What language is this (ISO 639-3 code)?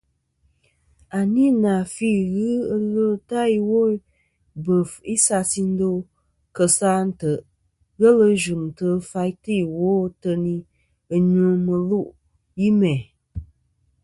bkm